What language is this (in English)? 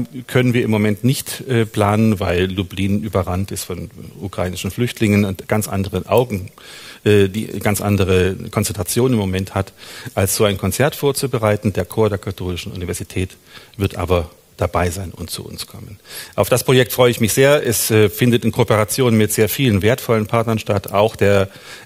German